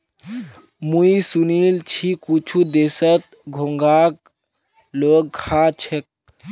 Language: Magahi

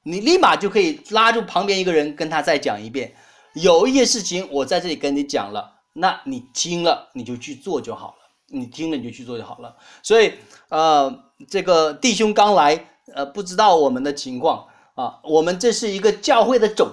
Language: Chinese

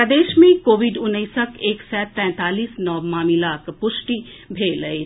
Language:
Maithili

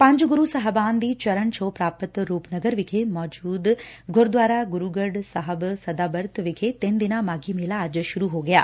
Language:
Punjabi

